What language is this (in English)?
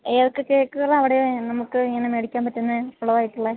Malayalam